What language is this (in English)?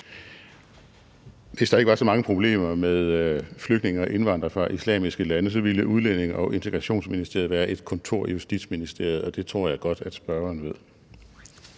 Danish